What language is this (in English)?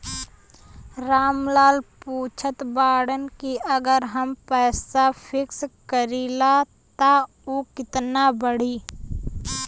Bhojpuri